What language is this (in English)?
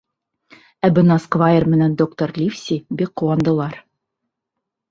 Bashkir